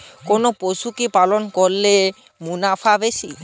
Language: Bangla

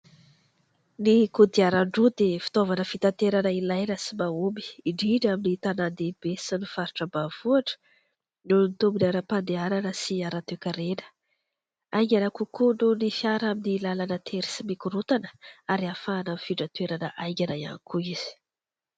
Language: Malagasy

